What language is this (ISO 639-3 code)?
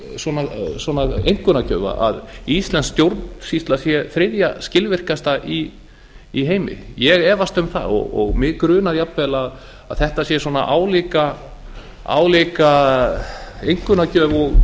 isl